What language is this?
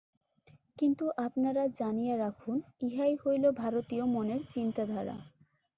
Bangla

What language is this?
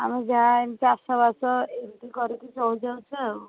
Odia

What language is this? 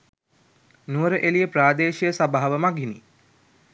Sinhala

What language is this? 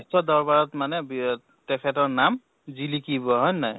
Assamese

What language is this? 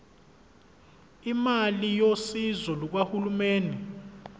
Zulu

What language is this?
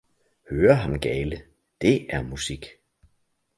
Danish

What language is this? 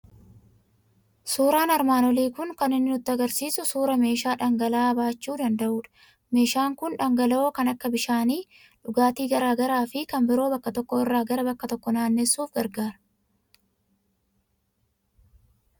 Oromo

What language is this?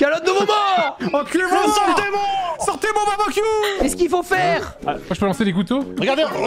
French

